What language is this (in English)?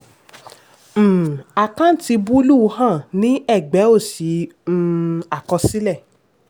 Yoruba